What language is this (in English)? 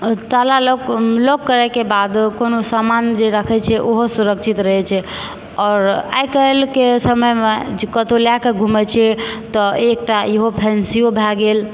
Maithili